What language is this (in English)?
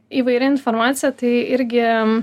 Lithuanian